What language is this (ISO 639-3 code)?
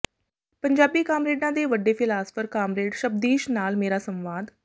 pan